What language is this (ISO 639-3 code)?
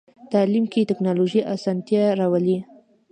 pus